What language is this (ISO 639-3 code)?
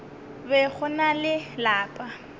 nso